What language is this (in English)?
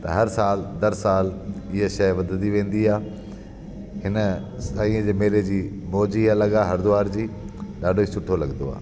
Sindhi